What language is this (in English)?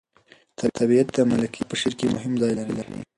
Pashto